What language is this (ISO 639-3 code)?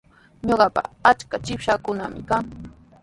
qws